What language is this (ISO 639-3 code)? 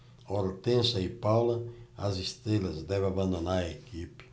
por